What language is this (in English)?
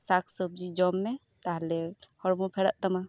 Santali